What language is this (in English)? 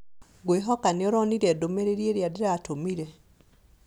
Kikuyu